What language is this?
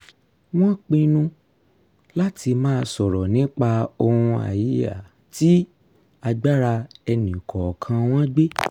Yoruba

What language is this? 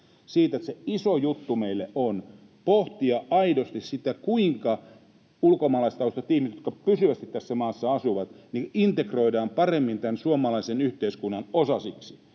Finnish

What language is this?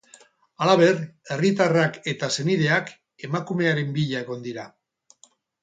Basque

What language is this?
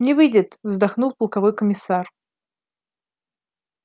Russian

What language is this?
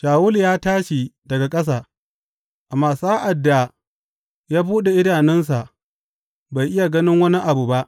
Hausa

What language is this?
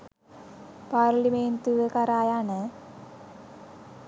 Sinhala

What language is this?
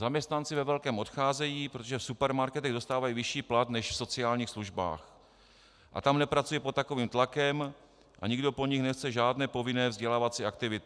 Czech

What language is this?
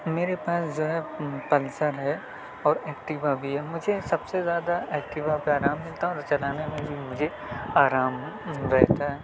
Urdu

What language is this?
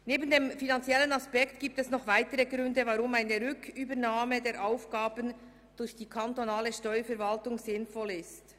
Swiss German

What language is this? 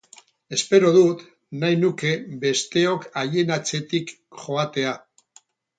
Basque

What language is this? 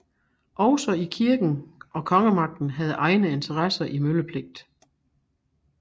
Danish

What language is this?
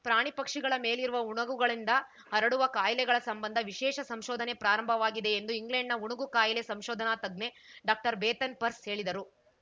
Kannada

